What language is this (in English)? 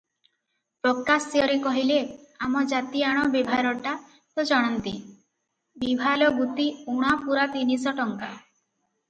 Odia